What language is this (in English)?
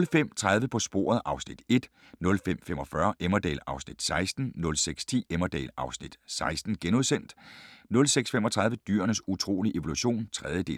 Danish